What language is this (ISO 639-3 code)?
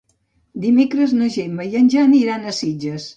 cat